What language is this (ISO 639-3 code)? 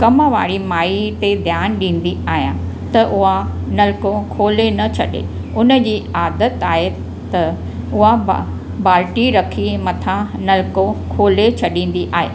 snd